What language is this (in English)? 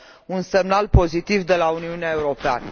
Romanian